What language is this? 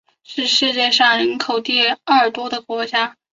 Chinese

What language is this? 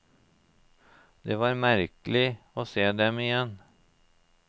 Norwegian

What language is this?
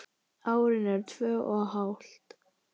Icelandic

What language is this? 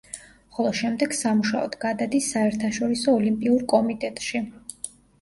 Georgian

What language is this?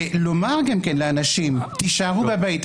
Hebrew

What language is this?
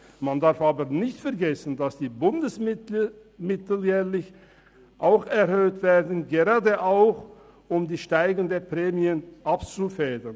Swiss German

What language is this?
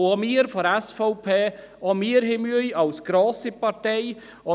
Swiss German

